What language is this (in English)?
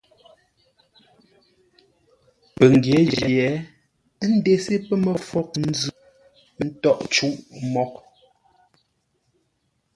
Ngombale